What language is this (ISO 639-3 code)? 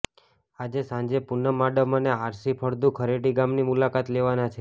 guj